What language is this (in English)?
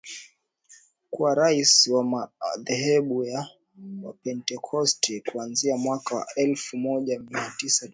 Swahili